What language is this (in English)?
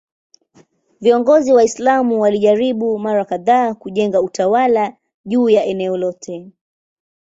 Swahili